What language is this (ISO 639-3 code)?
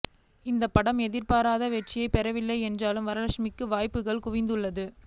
tam